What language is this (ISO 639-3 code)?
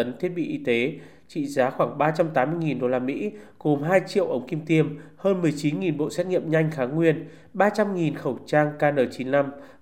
vie